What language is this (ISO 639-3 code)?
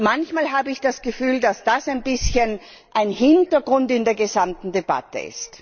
deu